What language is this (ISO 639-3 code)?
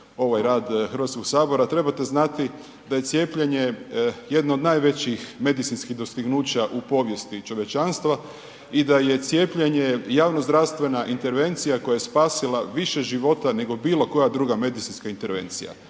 hrv